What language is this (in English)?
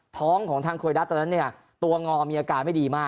Thai